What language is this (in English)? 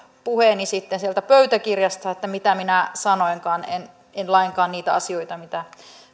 Finnish